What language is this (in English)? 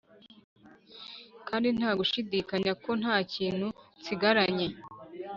Kinyarwanda